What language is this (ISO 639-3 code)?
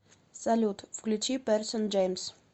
rus